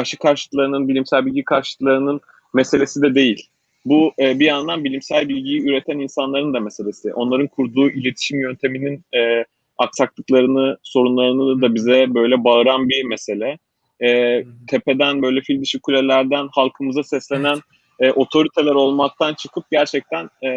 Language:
Turkish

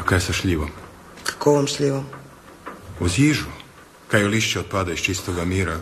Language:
Croatian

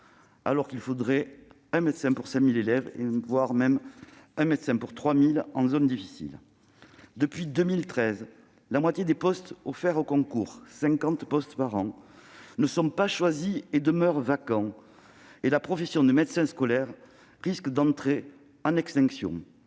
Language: French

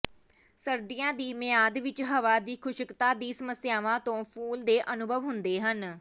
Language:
Punjabi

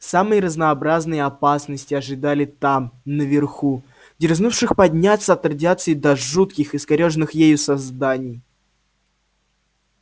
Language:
Russian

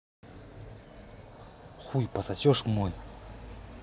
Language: Russian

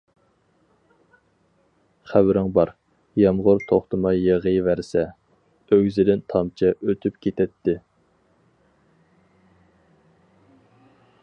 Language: Uyghur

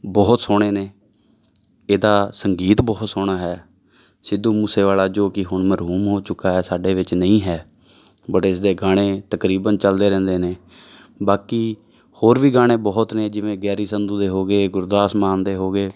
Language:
Punjabi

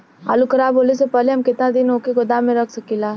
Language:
Bhojpuri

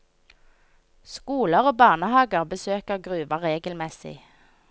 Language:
Norwegian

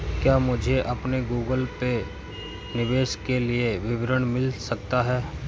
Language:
Hindi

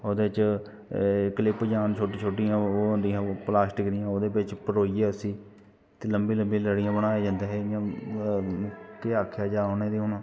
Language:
Dogri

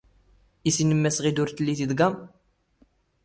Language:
Standard Moroccan Tamazight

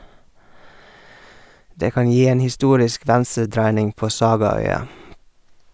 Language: Norwegian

